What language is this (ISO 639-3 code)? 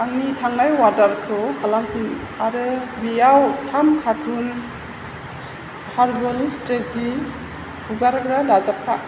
brx